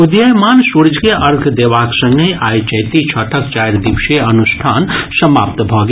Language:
Maithili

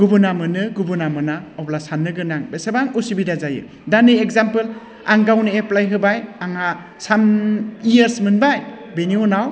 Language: Bodo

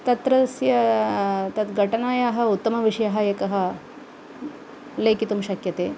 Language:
Sanskrit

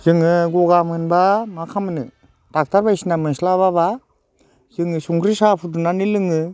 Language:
Bodo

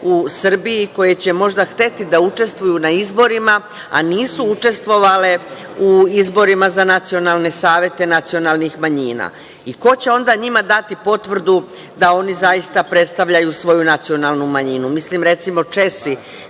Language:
Serbian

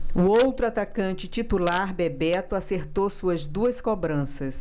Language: Portuguese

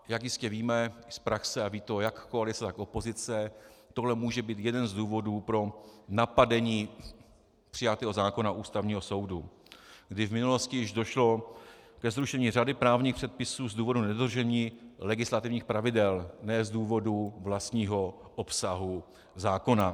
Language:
Czech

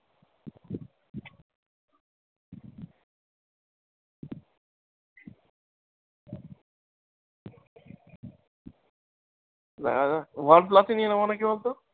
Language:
Bangla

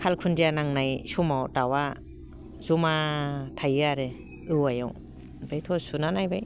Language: Bodo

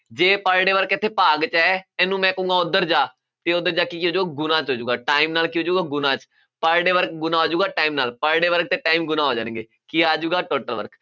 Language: Punjabi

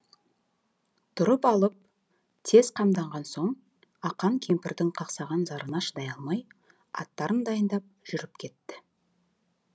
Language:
Kazakh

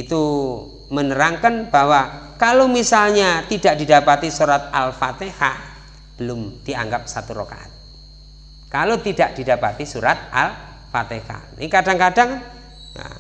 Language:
Indonesian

